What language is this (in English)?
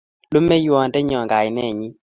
Kalenjin